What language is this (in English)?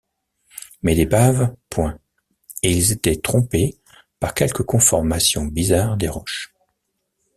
French